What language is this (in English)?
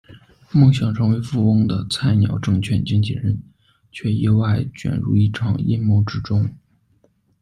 Chinese